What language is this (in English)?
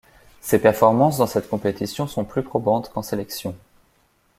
French